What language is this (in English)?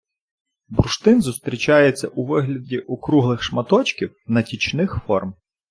Ukrainian